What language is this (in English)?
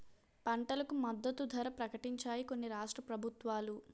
Telugu